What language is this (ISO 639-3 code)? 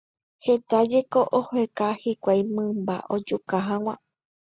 grn